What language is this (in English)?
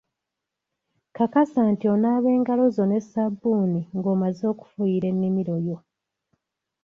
Ganda